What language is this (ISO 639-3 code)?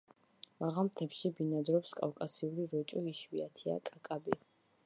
kat